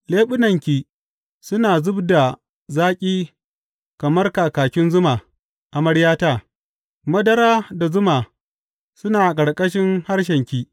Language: Hausa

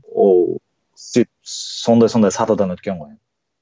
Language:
Kazakh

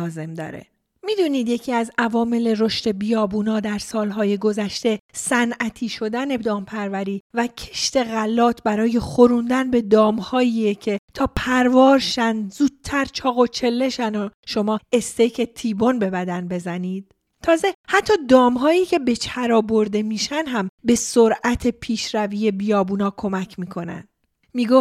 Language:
Persian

